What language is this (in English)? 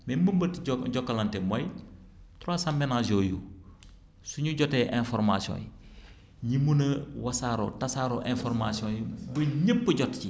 Wolof